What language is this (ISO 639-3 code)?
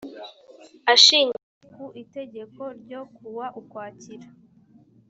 kin